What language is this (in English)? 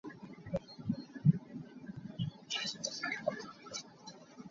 Hakha Chin